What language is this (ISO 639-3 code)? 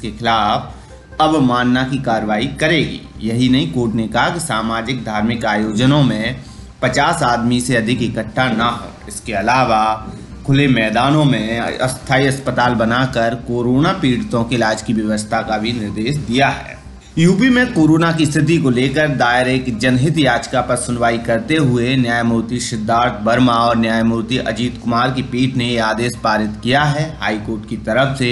hin